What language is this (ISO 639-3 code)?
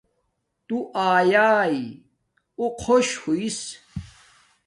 dmk